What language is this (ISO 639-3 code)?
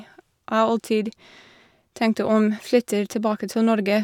nor